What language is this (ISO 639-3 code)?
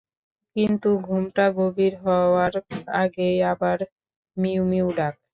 ben